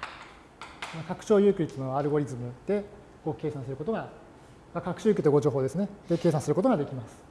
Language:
Japanese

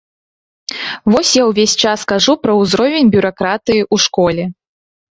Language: Belarusian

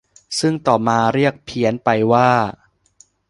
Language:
Thai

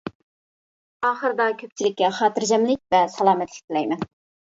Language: Uyghur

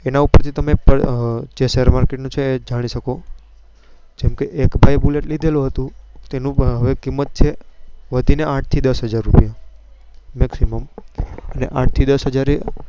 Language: Gujarati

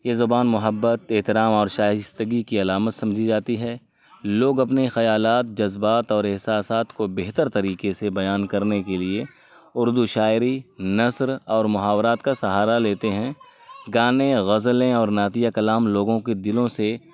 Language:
Urdu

